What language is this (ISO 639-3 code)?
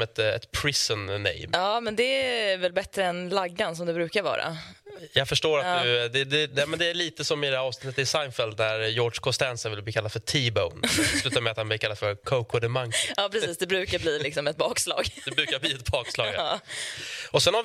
swe